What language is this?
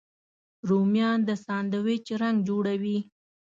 Pashto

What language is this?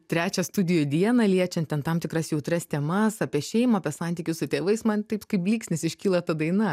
Lithuanian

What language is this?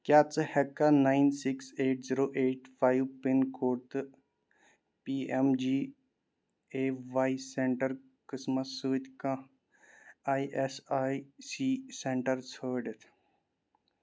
Kashmiri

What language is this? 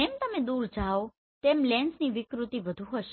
Gujarati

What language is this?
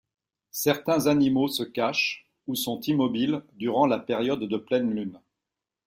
French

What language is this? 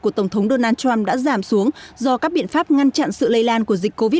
Vietnamese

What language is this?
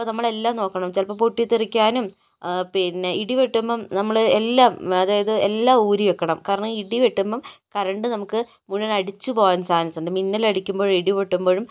Malayalam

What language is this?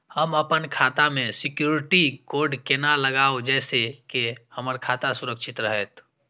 Maithili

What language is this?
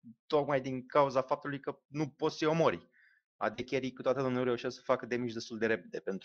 Romanian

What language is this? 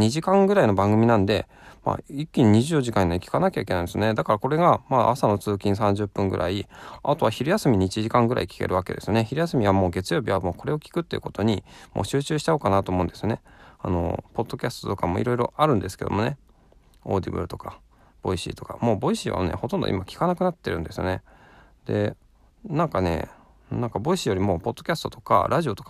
Japanese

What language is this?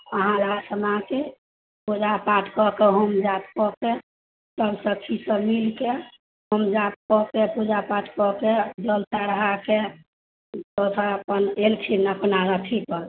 Maithili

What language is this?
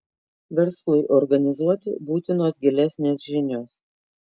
Lithuanian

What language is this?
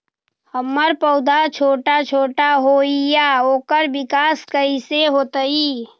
Magahi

